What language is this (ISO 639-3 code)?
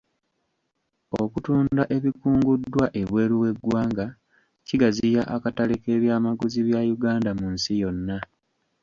lug